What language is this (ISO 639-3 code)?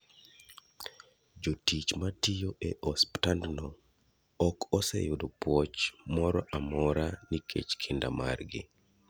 luo